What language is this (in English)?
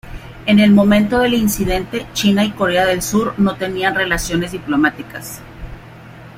Spanish